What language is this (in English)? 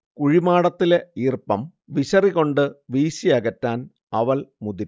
Malayalam